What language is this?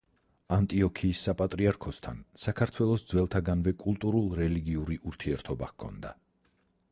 Georgian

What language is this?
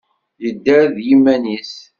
Kabyle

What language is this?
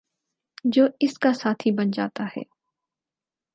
Urdu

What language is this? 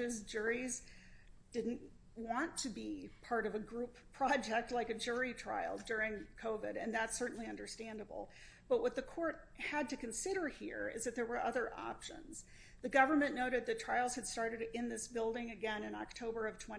English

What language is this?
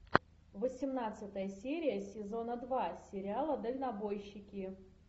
Russian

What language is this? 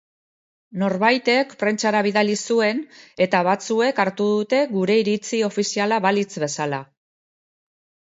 Basque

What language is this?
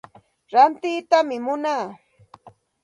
Santa Ana de Tusi Pasco Quechua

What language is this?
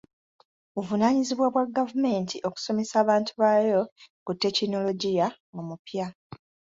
Ganda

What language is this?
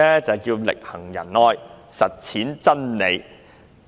Cantonese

